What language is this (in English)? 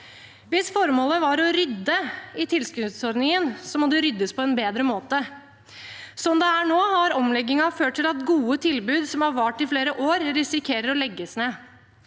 Norwegian